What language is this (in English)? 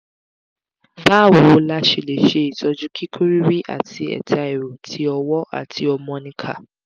Yoruba